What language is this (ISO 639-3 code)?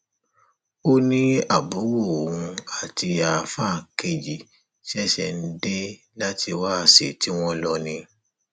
yor